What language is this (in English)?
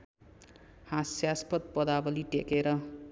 Nepali